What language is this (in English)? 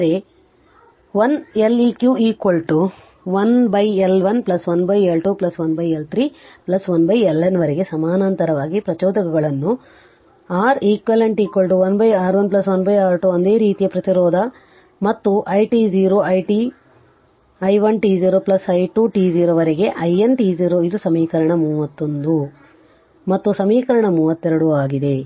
Kannada